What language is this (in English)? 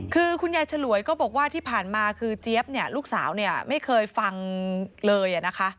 Thai